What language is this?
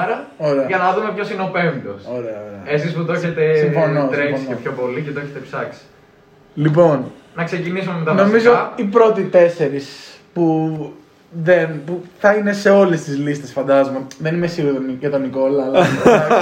Greek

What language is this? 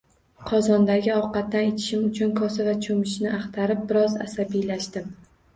Uzbek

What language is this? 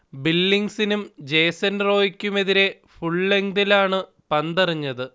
Malayalam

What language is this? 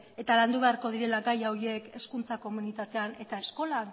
Basque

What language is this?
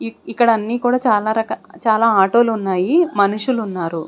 Telugu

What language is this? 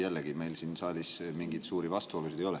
Estonian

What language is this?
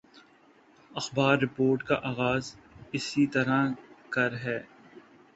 Urdu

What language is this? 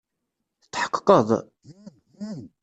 Kabyle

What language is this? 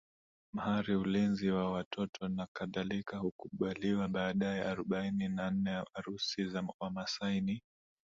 Swahili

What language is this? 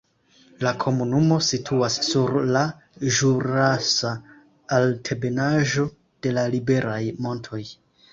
Esperanto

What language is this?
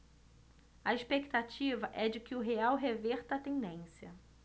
Portuguese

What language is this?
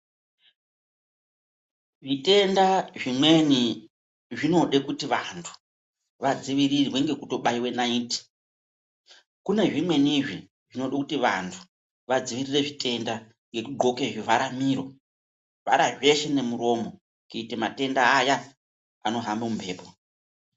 Ndau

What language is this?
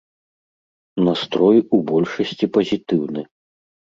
Belarusian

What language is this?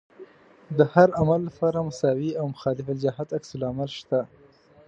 Pashto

